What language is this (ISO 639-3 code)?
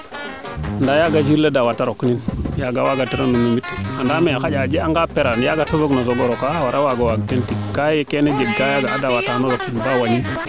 srr